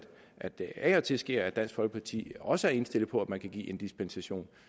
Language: Danish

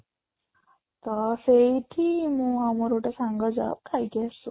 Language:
Odia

